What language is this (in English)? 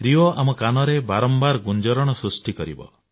Odia